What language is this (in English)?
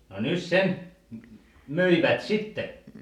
Finnish